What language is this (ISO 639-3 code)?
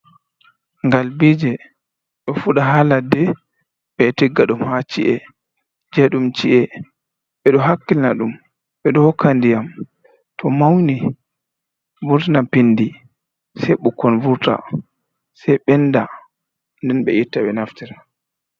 ful